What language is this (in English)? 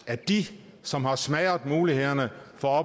Danish